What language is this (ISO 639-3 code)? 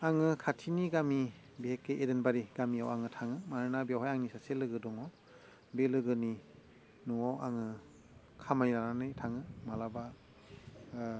brx